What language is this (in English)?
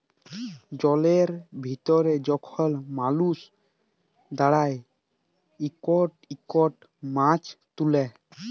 Bangla